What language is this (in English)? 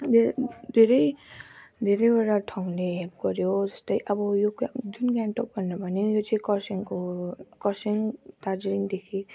Nepali